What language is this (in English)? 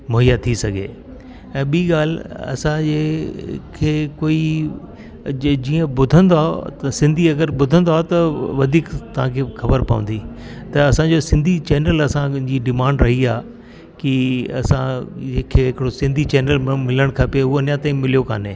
Sindhi